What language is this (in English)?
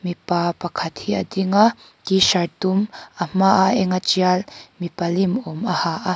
Mizo